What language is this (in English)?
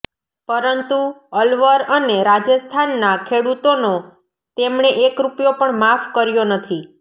Gujarati